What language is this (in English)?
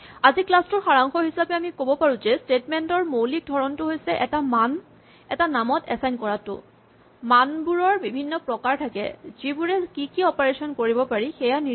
Assamese